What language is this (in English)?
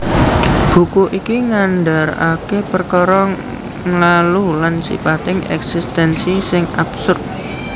Javanese